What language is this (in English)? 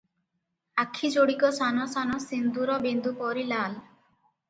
Odia